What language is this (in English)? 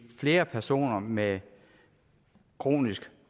Danish